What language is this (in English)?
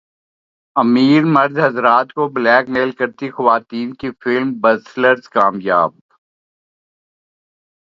Urdu